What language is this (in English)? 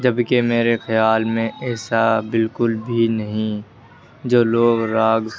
Urdu